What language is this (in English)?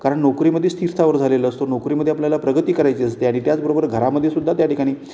Marathi